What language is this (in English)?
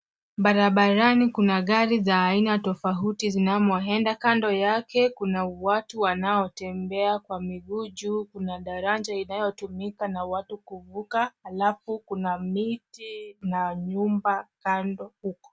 Swahili